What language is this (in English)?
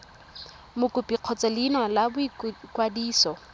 Tswana